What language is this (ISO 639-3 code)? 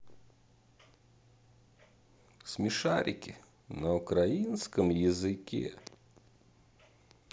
rus